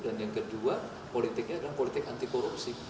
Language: Indonesian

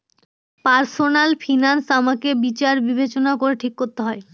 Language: Bangla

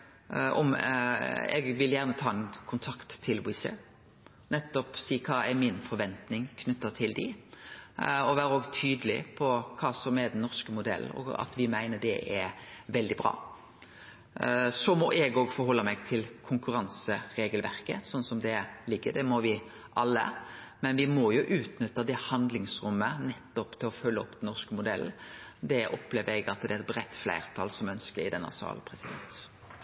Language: Norwegian Nynorsk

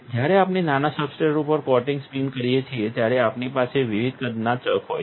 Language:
Gujarati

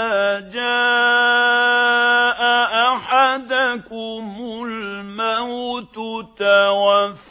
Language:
Arabic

